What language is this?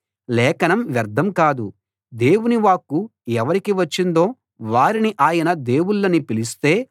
Telugu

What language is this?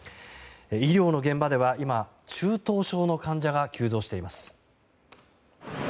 Japanese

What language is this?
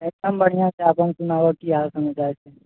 Maithili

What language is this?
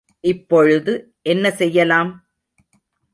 Tamil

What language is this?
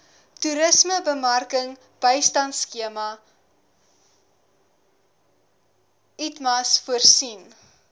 Afrikaans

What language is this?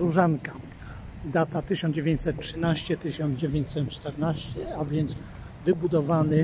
Polish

